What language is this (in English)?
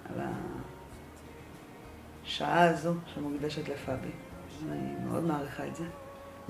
Hebrew